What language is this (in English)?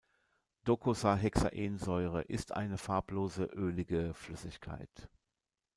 German